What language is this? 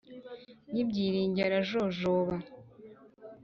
Kinyarwanda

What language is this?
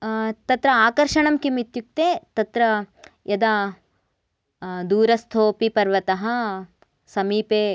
Sanskrit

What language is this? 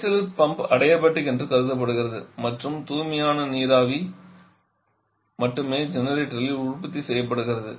Tamil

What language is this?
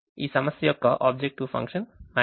Telugu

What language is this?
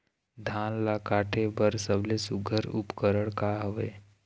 Chhattisgarhi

